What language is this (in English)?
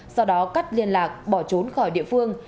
Vietnamese